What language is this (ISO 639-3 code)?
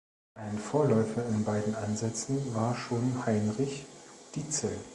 deu